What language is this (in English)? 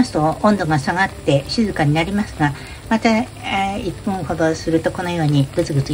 Japanese